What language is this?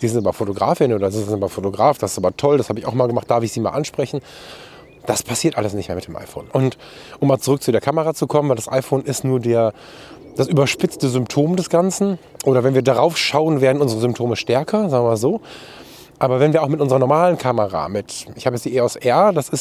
German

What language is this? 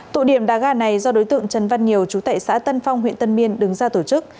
Vietnamese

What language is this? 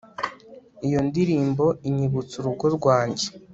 Kinyarwanda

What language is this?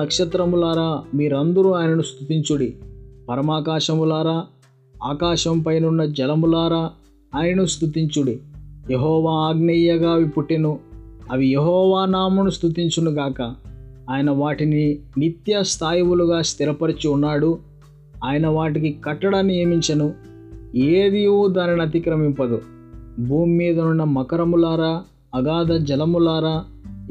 Telugu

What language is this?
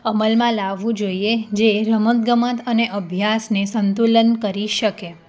Gujarati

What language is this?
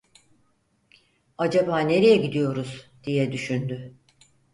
Turkish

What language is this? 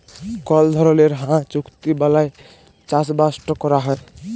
Bangla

